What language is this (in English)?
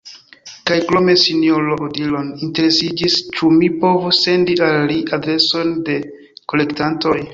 Esperanto